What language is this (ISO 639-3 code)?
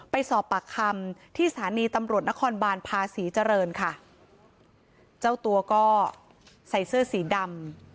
tha